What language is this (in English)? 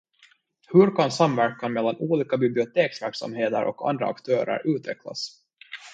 Swedish